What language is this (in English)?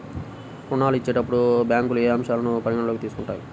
Telugu